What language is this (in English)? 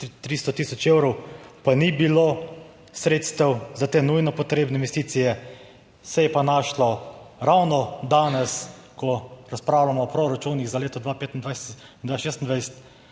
Slovenian